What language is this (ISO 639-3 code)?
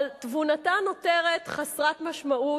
heb